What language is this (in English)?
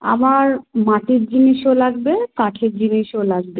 Bangla